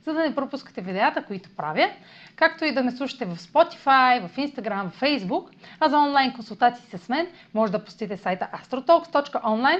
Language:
Bulgarian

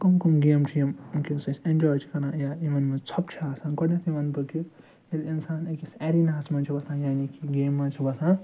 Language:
Kashmiri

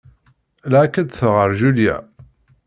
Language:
Kabyle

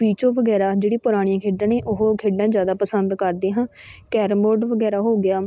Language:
Punjabi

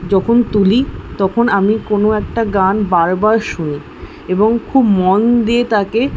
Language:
Bangla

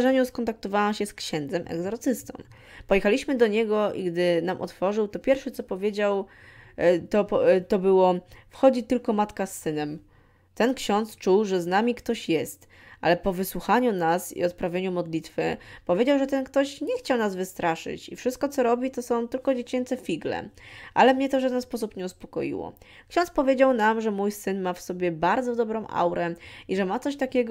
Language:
Polish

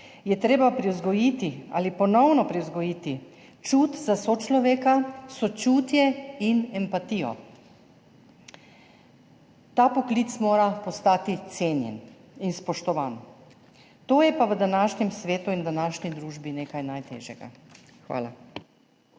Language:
Slovenian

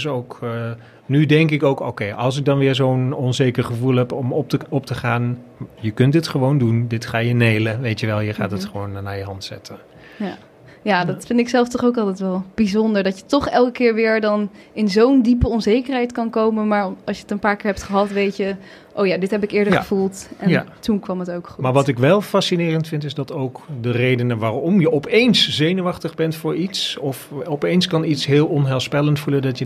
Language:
Dutch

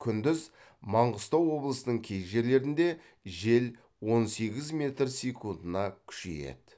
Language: Kazakh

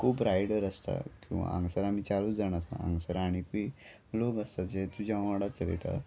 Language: Konkani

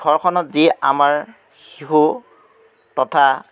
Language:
Assamese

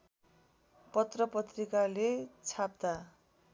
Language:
Nepali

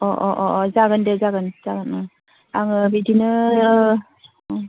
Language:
Bodo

